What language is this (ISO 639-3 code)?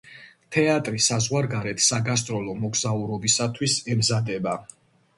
kat